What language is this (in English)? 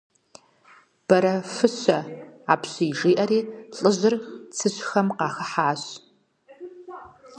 Kabardian